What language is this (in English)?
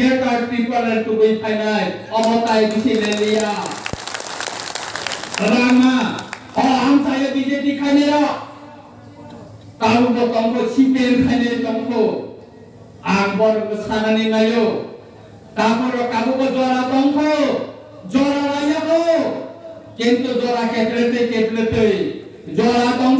Indonesian